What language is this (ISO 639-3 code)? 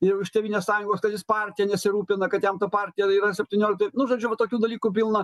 lit